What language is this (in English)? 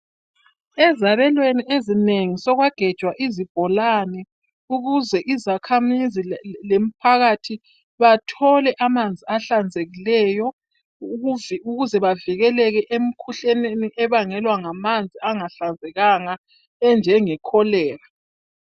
North Ndebele